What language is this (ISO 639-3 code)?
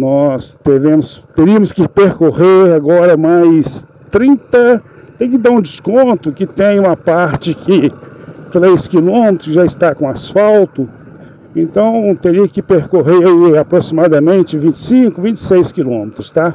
por